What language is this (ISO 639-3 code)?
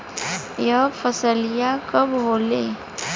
bho